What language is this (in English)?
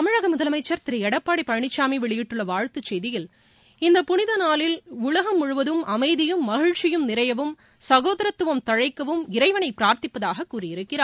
Tamil